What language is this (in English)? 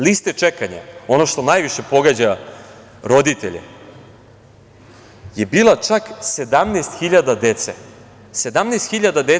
Serbian